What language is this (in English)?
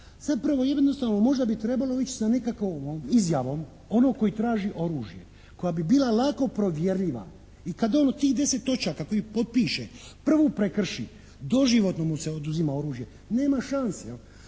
Croatian